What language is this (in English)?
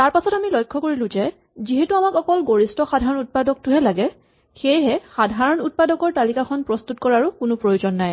Assamese